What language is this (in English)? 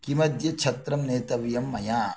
Sanskrit